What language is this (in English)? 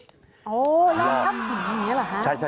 Thai